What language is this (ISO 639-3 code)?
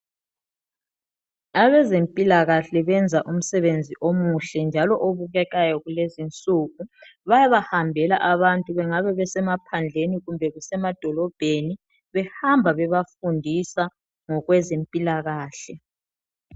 nde